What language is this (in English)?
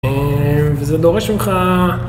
Hebrew